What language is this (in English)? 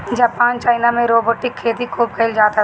Bhojpuri